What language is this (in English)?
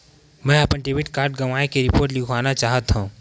Chhattisgarhi